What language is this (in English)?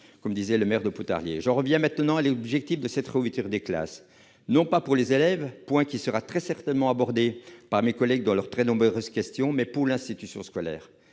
French